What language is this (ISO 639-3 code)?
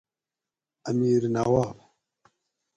gwc